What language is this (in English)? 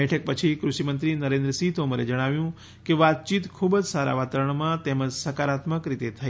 Gujarati